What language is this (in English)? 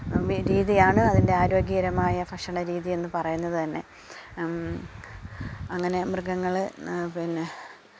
Malayalam